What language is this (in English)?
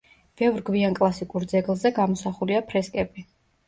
Georgian